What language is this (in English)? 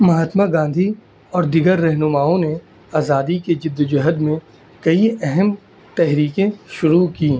Urdu